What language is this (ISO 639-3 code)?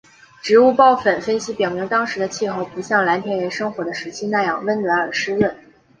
zho